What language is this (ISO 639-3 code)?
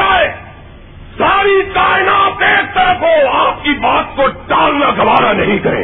urd